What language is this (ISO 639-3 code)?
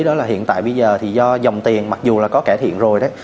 vie